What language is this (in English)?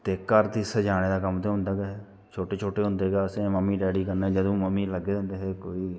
Dogri